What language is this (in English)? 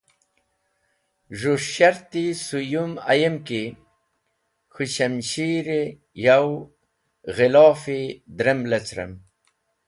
Wakhi